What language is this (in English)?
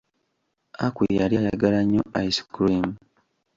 Ganda